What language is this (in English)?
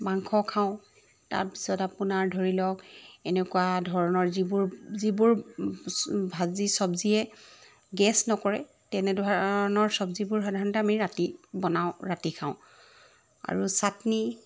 Assamese